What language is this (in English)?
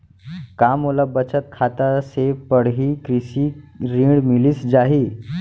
Chhattisgarhi